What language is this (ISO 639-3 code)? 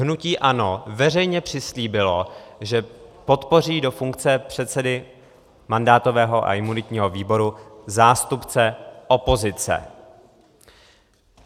ces